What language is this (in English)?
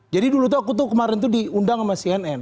Indonesian